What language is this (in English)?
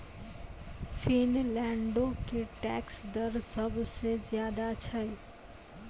Maithili